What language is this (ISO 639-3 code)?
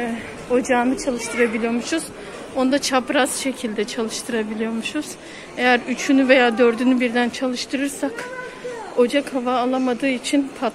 tur